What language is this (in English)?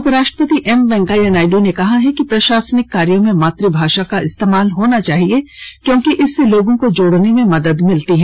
Hindi